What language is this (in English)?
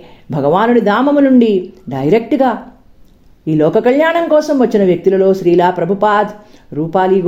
Telugu